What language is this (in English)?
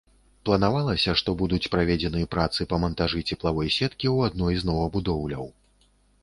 Belarusian